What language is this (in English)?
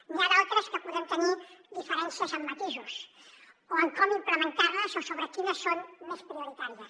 Catalan